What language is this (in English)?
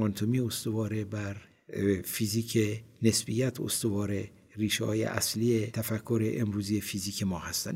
Persian